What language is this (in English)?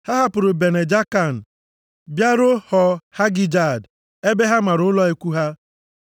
Igbo